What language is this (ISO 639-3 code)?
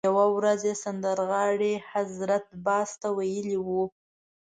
pus